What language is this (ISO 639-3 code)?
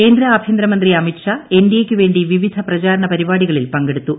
mal